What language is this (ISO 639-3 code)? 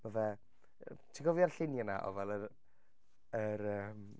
cym